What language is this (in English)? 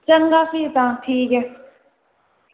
Dogri